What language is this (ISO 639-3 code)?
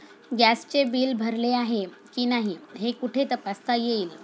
mar